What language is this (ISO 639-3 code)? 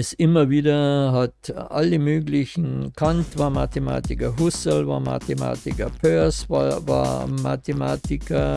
deu